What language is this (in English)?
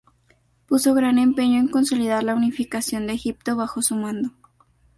Spanish